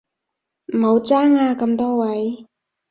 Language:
Cantonese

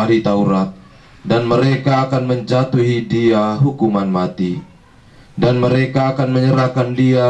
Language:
Indonesian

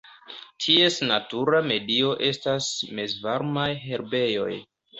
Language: Esperanto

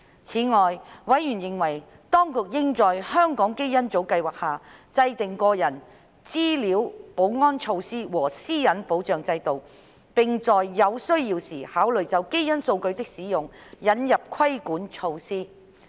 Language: Cantonese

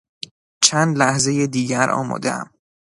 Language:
Persian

